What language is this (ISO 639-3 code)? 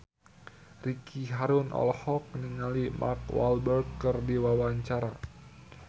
sun